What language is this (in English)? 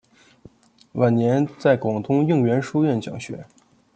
Chinese